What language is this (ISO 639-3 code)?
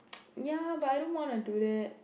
eng